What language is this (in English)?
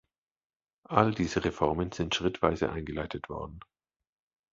German